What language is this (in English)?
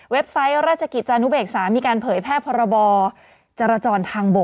Thai